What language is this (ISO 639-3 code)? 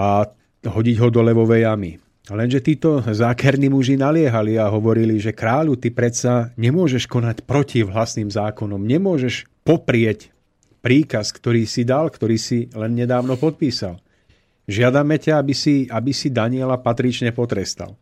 slk